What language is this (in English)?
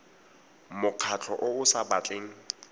Tswana